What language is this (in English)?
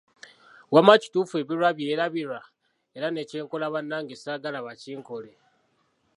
Ganda